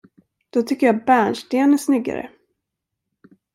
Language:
Swedish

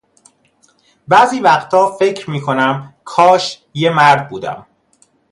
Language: Persian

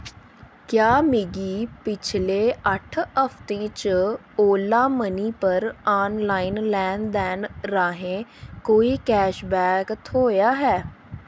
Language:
Dogri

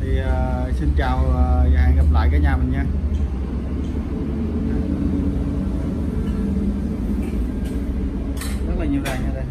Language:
Vietnamese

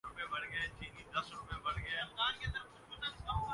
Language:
Urdu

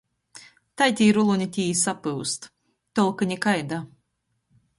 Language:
Latgalian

